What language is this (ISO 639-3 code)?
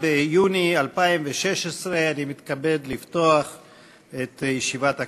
heb